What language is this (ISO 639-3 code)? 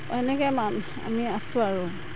asm